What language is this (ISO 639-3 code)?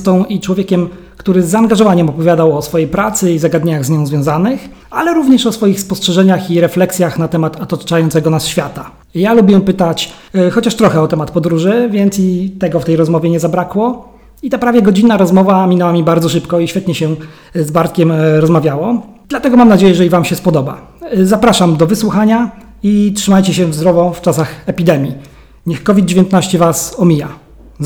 pol